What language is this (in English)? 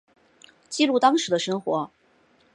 Chinese